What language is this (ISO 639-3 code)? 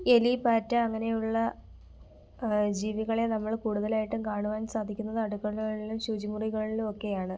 mal